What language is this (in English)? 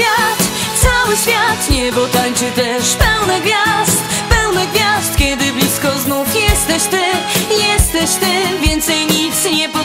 Polish